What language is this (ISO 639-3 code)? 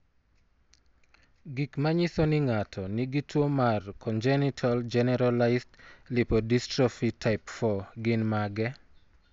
luo